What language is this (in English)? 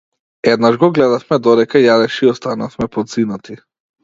Macedonian